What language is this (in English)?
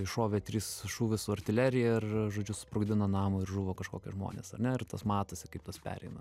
Lithuanian